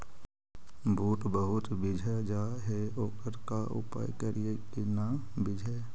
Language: Magahi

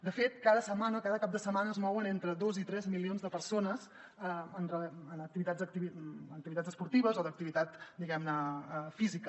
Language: Catalan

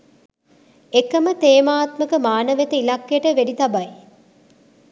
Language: Sinhala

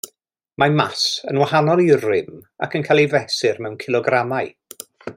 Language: Welsh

